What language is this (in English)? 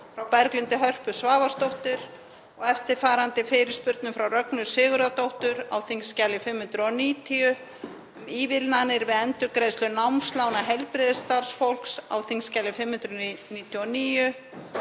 Icelandic